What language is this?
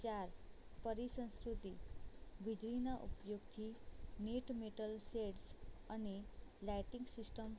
Gujarati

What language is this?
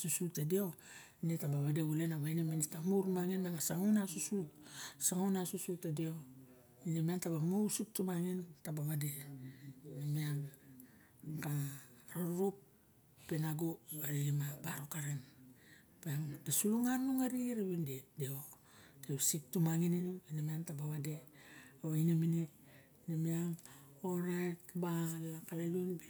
Barok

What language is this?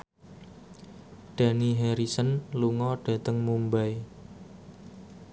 Javanese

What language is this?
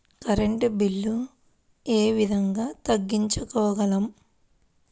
Telugu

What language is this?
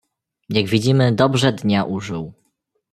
Polish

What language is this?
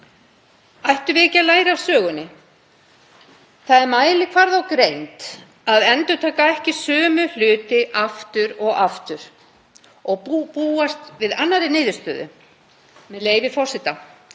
Icelandic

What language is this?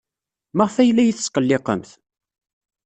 Kabyle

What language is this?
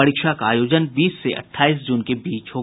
Hindi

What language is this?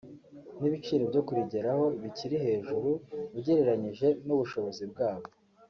Kinyarwanda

